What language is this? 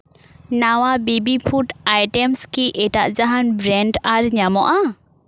Santali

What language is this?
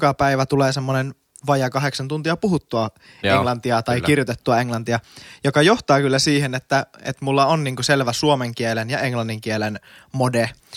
Finnish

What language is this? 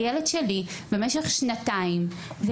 Hebrew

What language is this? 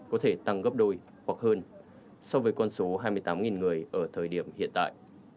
Vietnamese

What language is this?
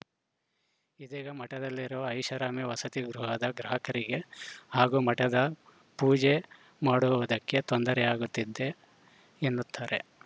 Kannada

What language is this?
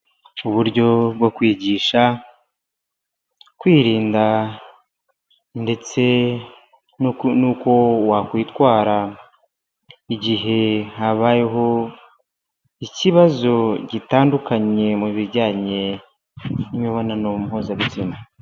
Kinyarwanda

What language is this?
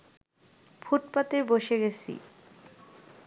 Bangla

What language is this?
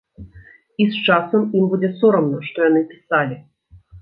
Belarusian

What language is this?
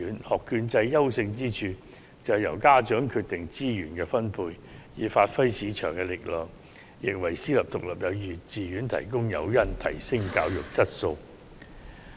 Cantonese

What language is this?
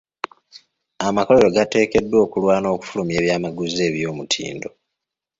Ganda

